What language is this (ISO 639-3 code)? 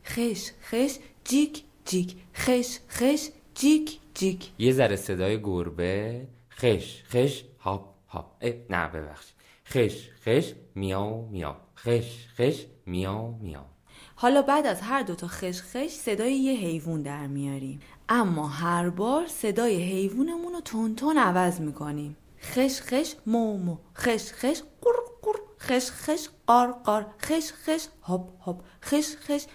fas